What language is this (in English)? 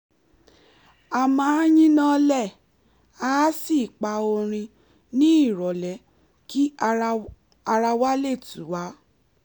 Yoruba